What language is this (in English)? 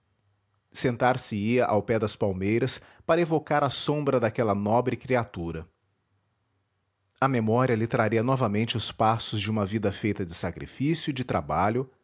Portuguese